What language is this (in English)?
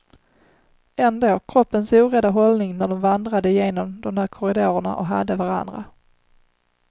Swedish